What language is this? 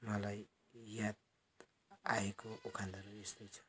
Nepali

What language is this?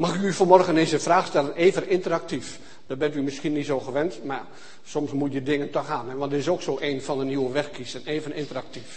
Dutch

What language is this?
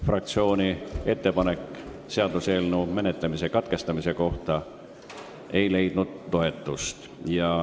Estonian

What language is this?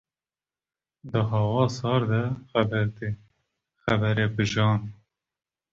Kurdish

